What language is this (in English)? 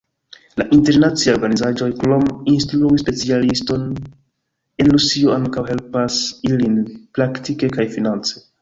Esperanto